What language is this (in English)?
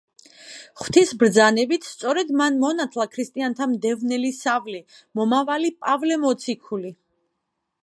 Georgian